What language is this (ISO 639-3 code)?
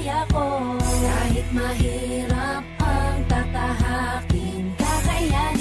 ind